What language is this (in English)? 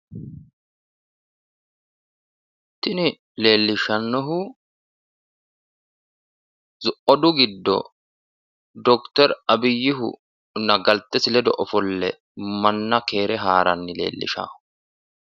Sidamo